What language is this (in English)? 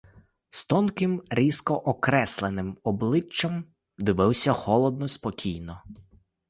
Ukrainian